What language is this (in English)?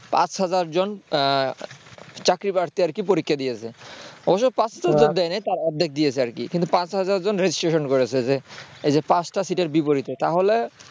Bangla